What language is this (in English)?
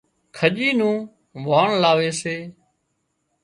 Wadiyara Koli